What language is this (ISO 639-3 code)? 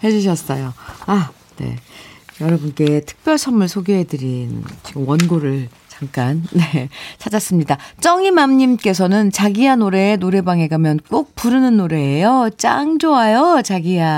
kor